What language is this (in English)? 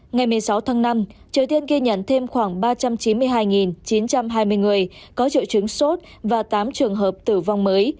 Vietnamese